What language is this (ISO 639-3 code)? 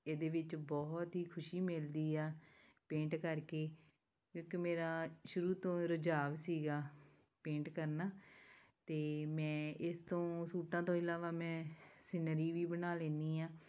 pan